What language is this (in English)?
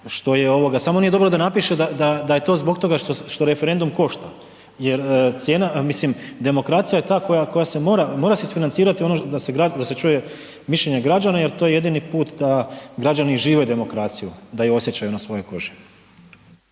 Croatian